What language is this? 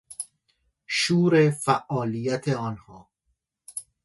Persian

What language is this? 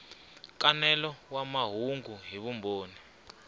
Tsonga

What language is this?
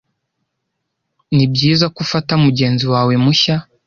Kinyarwanda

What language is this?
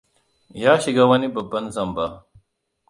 Hausa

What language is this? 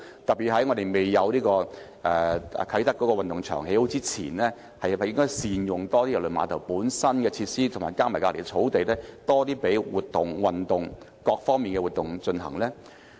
Cantonese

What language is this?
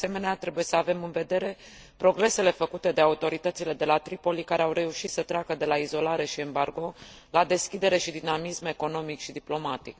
Romanian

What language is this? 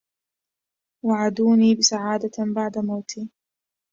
Arabic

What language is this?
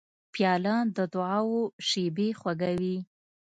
Pashto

